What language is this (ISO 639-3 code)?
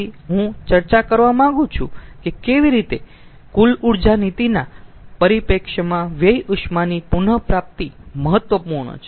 guj